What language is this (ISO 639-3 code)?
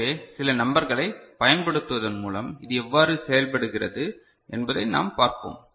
tam